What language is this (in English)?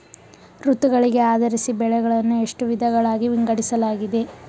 Kannada